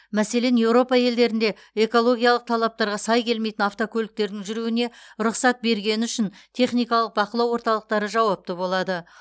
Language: Kazakh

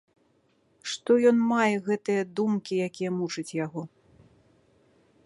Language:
Belarusian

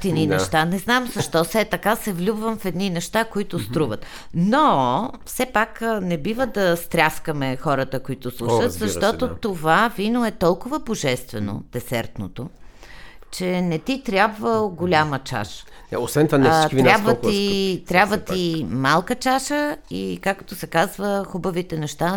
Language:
Bulgarian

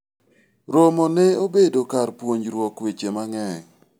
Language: Luo (Kenya and Tanzania)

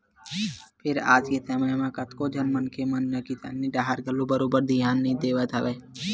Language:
Chhattisgarhi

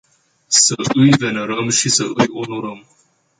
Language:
Romanian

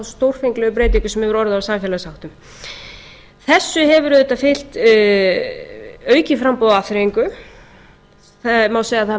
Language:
Icelandic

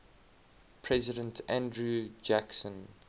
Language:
English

